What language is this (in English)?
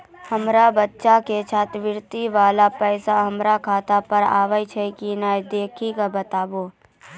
Maithili